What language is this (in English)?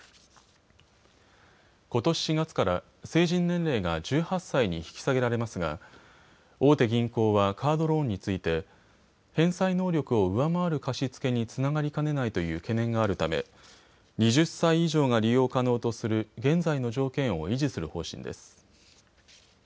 Japanese